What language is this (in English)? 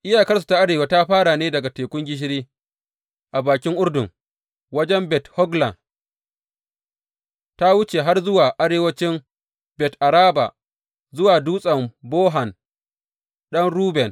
Hausa